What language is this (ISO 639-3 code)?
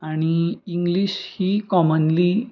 kok